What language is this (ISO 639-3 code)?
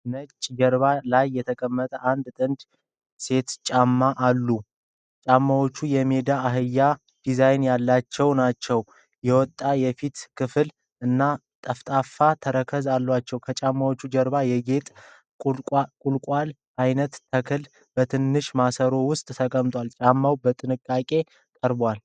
amh